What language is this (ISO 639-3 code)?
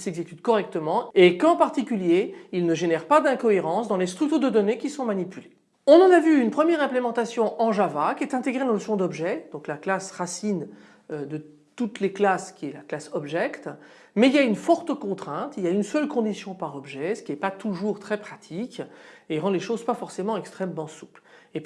fra